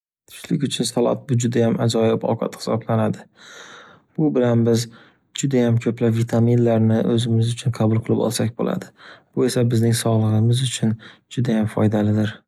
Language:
Uzbek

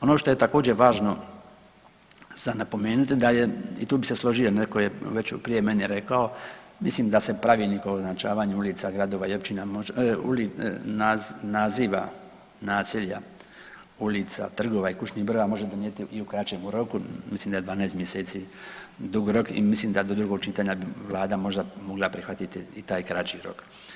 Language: Croatian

